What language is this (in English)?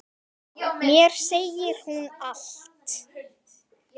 Icelandic